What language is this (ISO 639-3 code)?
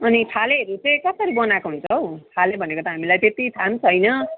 nep